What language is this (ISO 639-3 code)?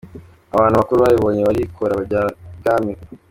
kin